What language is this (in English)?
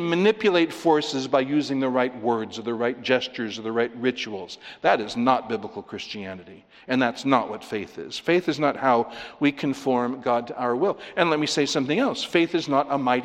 English